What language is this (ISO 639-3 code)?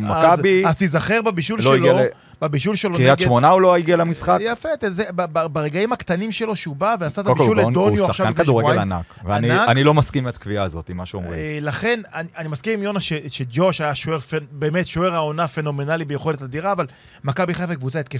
heb